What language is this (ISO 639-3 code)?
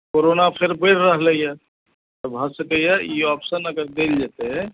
mai